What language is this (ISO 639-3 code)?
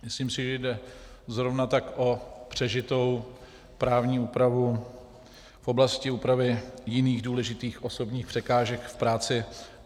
ces